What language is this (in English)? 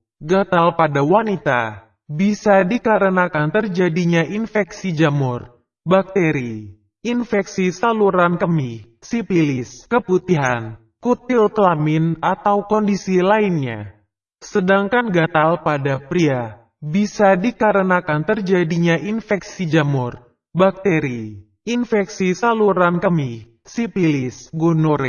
Indonesian